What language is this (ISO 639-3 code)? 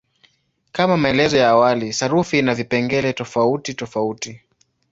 swa